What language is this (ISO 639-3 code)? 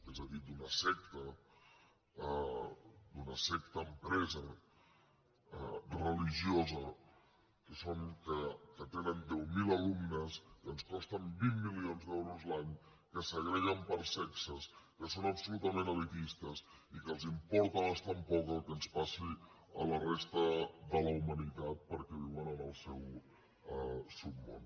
cat